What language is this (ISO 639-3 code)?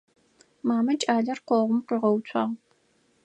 ady